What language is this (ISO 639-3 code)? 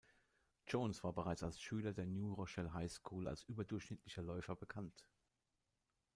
deu